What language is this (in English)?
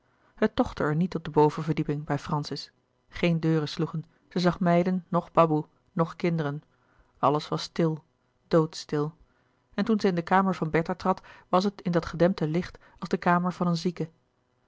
Dutch